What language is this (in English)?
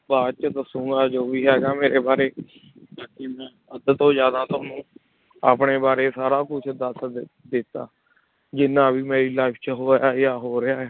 Punjabi